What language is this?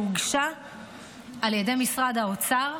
Hebrew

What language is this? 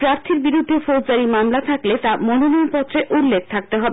Bangla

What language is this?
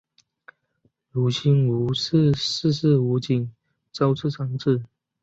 Chinese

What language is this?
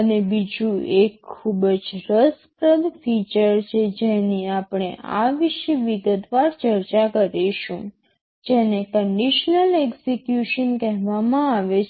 Gujarati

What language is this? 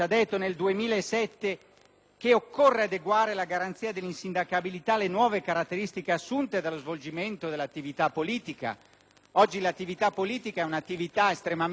Italian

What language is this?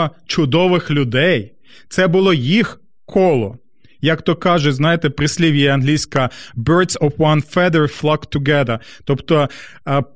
Ukrainian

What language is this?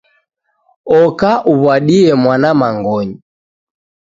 Taita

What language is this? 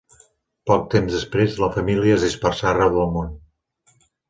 Catalan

